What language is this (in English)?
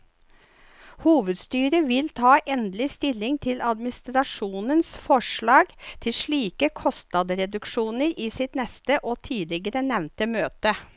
Norwegian